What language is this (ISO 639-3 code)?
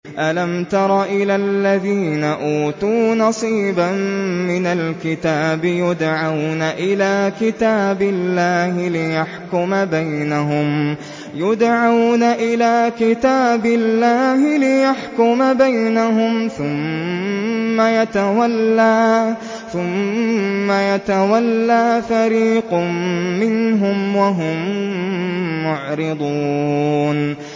ara